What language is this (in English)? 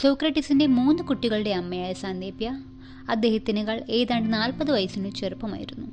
Malayalam